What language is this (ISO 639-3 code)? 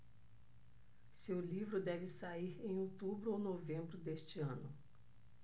por